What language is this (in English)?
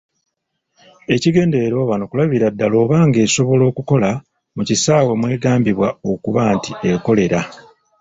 Ganda